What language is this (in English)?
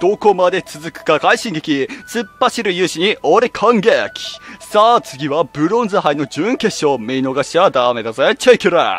Japanese